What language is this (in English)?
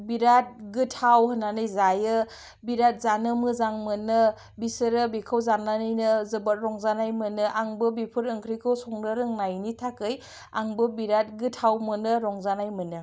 Bodo